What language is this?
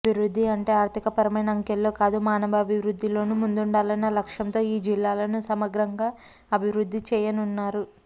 Telugu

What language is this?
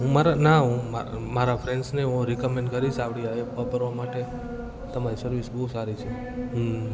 Gujarati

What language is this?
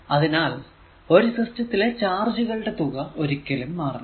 Malayalam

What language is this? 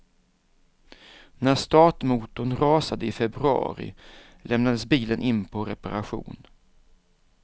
Swedish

